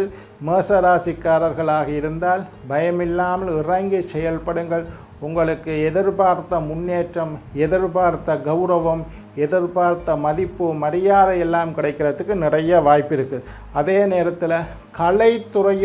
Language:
Indonesian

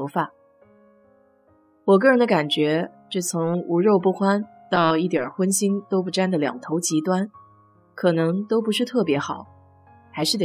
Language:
Chinese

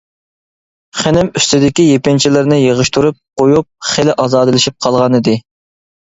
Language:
Uyghur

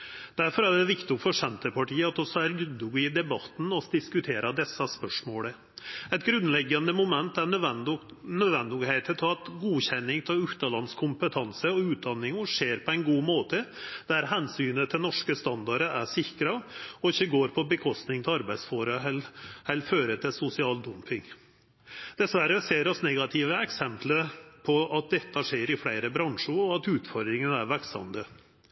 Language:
Norwegian Nynorsk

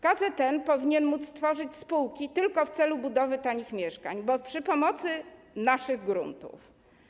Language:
Polish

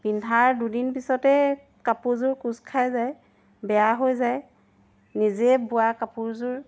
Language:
Assamese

